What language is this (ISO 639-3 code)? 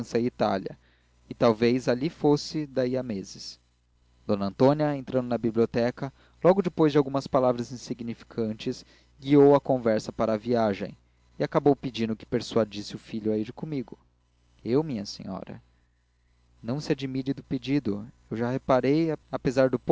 por